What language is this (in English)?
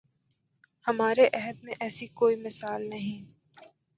Urdu